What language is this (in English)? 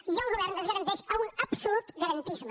Catalan